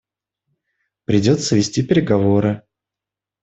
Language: Russian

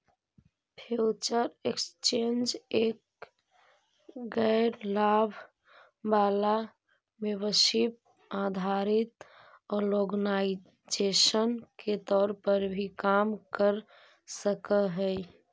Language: Magahi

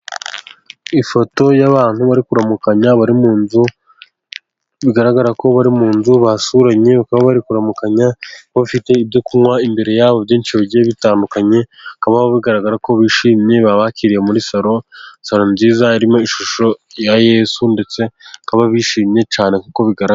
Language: Kinyarwanda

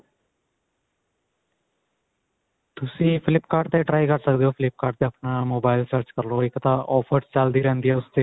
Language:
Punjabi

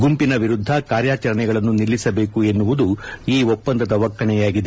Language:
Kannada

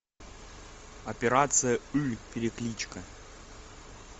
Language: Russian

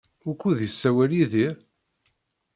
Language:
Kabyle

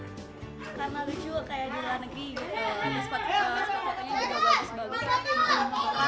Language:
Indonesian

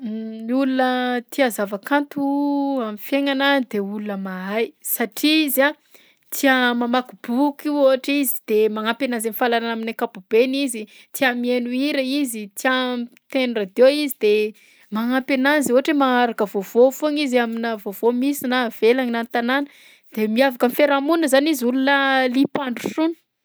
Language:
Southern Betsimisaraka Malagasy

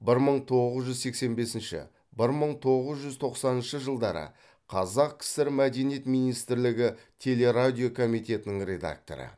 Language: Kazakh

